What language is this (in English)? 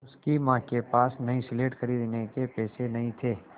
Hindi